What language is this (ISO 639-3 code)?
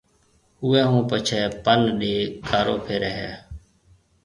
mve